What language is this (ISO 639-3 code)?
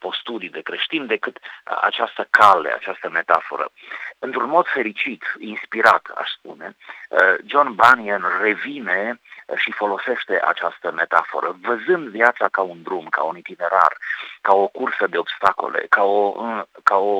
ron